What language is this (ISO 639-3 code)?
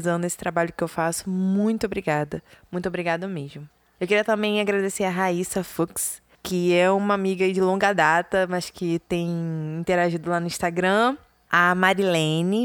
por